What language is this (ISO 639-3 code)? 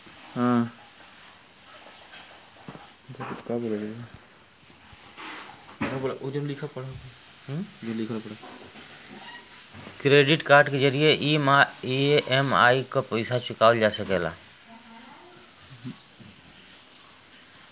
bho